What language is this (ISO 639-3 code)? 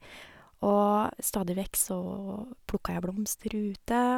nor